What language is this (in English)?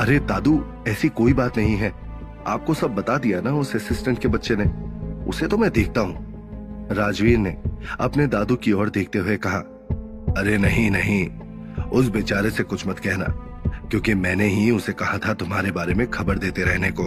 Hindi